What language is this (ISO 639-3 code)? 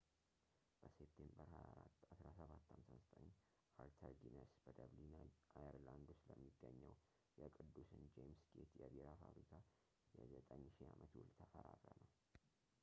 amh